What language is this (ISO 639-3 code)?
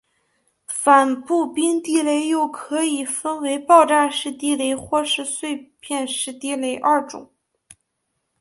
zho